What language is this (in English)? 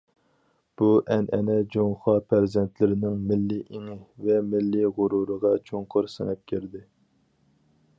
Uyghur